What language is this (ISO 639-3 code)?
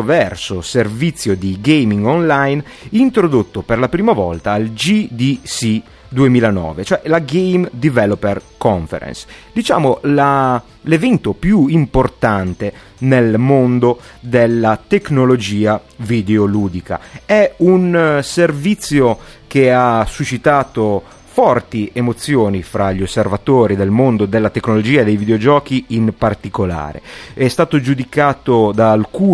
ita